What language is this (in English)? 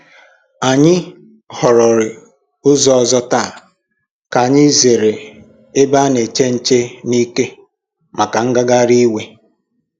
Igbo